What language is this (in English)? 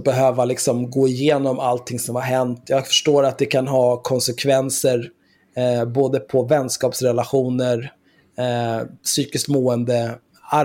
Swedish